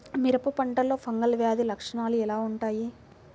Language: Telugu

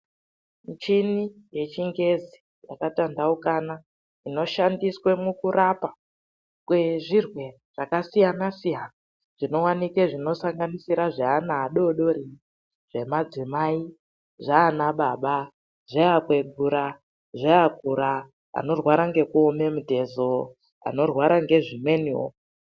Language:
Ndau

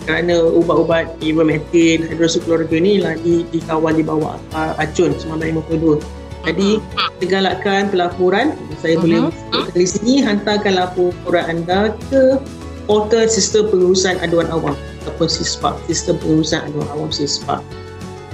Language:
Malay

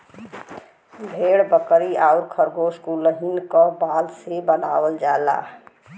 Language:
Bhojpuri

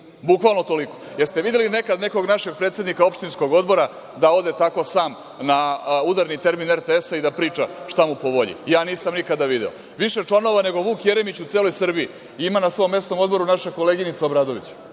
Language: Serbian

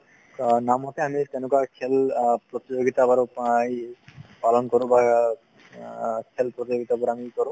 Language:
Assamese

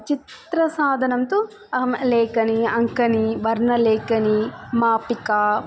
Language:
Sanskrit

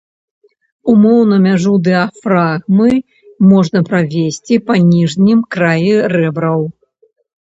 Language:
Belarusian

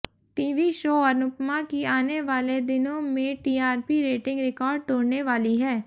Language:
Hindi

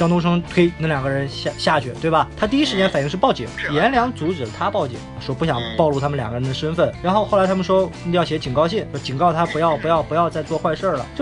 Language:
Chinese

